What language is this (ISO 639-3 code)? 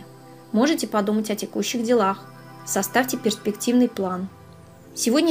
rus